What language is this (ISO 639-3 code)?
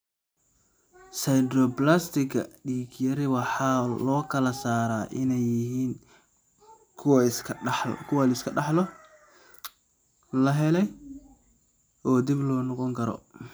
som